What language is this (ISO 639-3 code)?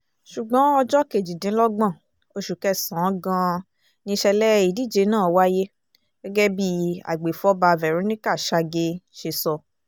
yor